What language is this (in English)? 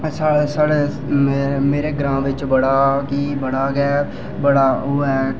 Dogri